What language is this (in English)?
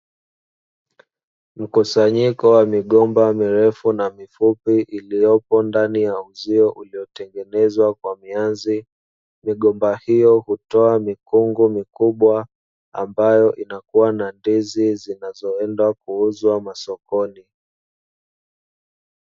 Swahili